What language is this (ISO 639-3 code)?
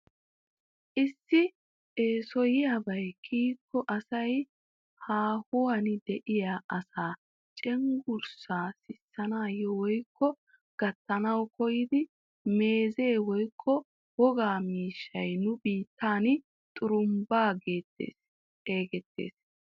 wal